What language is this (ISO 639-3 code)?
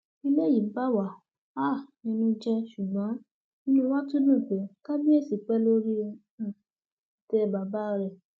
yor